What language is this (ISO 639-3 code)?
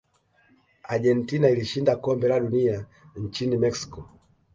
swa